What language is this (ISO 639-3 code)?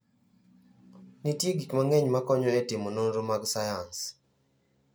luo